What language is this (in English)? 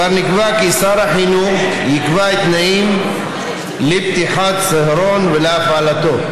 Hebrew